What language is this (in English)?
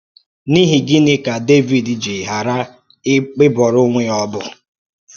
Igbo